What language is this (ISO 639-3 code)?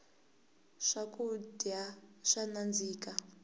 tso